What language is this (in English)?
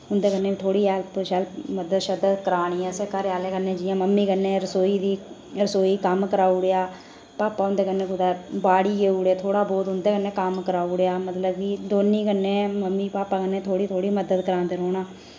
Dogri